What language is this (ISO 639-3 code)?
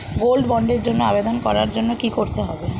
ben